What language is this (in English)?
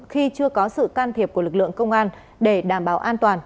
Vietnamese